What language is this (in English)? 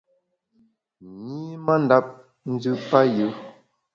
Bamun